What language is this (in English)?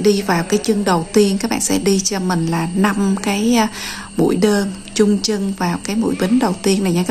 Vietnamese